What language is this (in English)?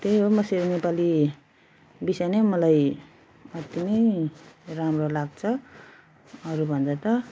Nepali